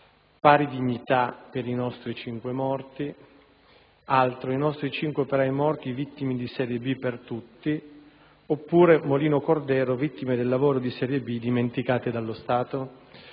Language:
Italian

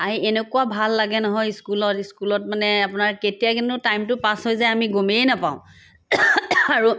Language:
Assamese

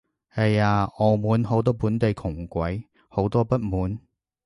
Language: Cantonese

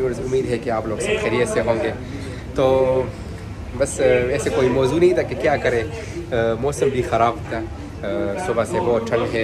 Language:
Arabic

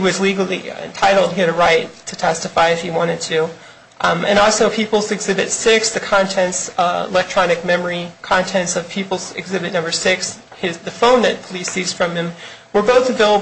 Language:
English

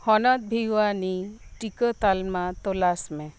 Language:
Santali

